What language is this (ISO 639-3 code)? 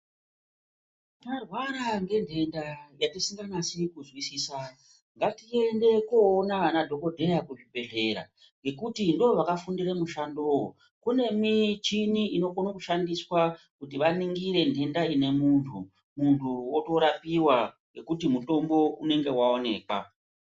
ndc